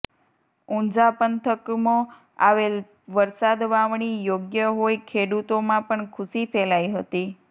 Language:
Gujarati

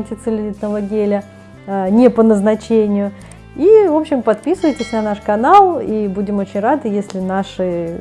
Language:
Russian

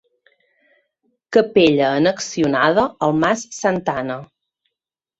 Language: Catalan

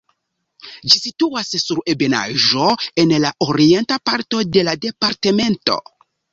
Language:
Esperanto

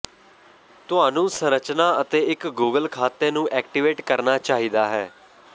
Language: Punjabi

